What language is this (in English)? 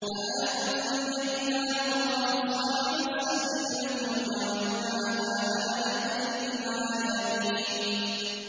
Arabic